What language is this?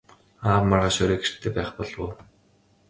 Mongolian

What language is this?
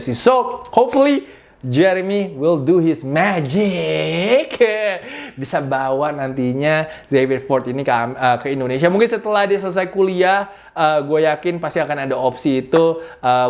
Indonesian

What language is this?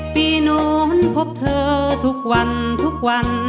Thai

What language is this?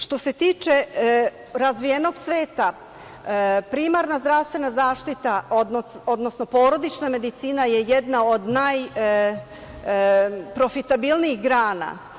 Serbian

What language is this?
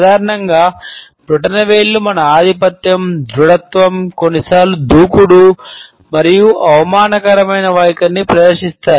Telugu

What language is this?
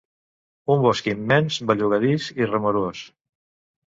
Catalan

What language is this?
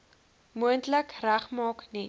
Afrikaans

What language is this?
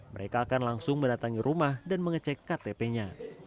Indonesian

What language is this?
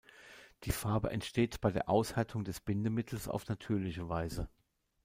German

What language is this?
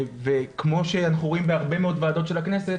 Hebrew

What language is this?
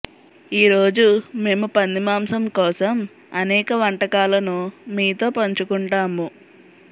Telugu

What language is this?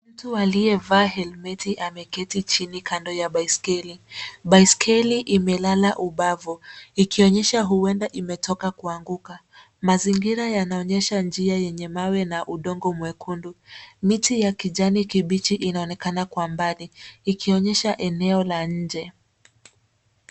Swahili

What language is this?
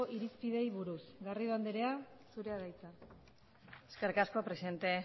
Basque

